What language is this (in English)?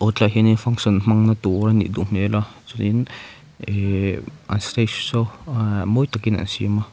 Mizo